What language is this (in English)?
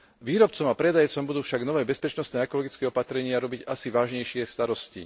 Slovak